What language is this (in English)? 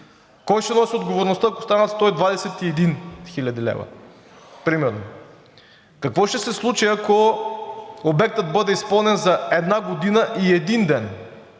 Bulgarian